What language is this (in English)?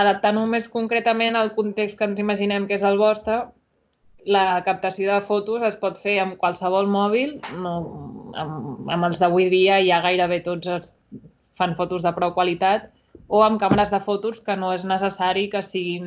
Catalan